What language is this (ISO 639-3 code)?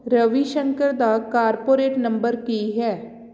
pan